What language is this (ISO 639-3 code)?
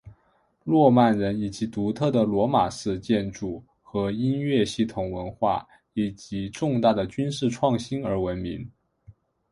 zho